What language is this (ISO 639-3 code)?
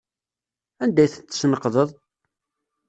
kab